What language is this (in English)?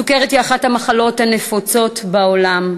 Hebrew